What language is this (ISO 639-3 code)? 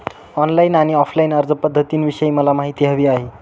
mar